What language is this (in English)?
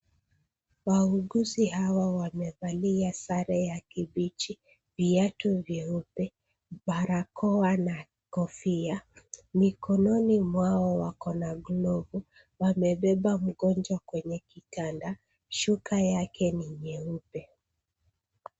Swahili